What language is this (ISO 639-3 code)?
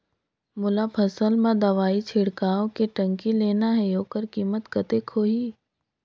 hne